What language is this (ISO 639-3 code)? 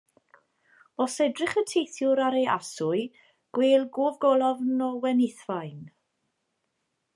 cym